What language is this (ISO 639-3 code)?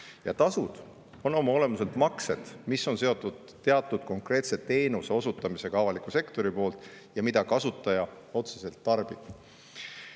est